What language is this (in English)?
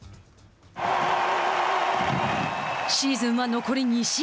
Japanese